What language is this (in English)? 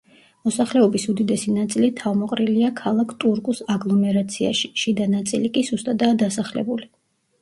Georgian